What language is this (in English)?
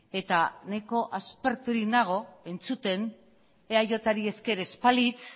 Basque